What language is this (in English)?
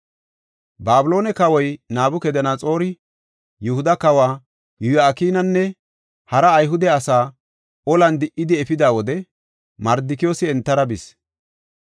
Gofa